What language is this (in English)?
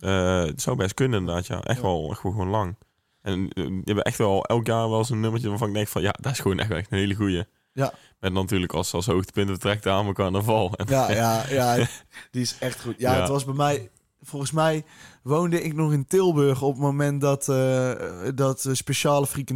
Dutch